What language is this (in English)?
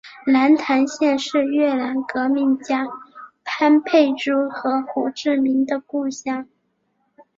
Chinese